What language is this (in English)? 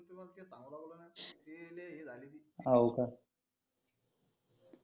Marathi